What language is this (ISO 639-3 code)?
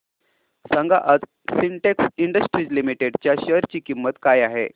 mar